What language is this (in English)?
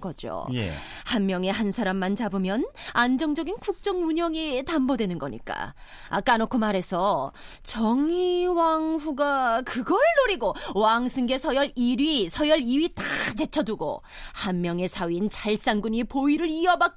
Korean